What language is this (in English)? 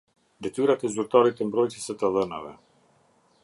Albanian